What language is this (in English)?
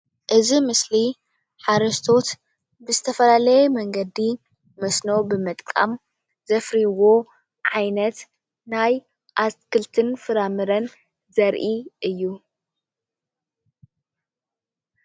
Tigrinya